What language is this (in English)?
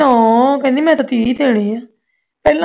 Punjabi